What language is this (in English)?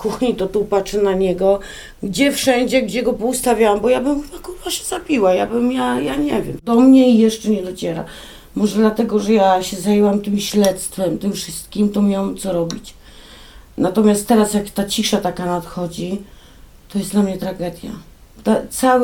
Polish